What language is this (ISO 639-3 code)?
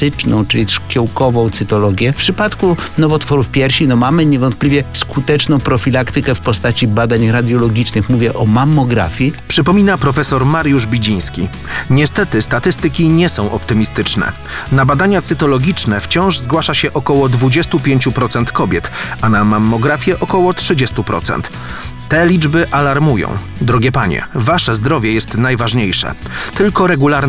pol